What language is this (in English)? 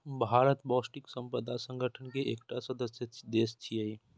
Maithili